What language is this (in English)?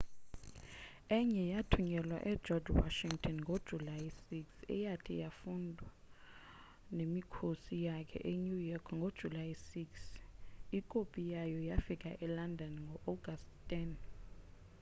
Xhosa